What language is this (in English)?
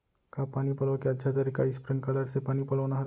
Chhattisgarhi